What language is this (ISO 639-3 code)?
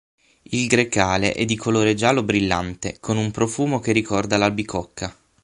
ita